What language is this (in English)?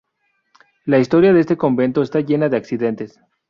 Spanish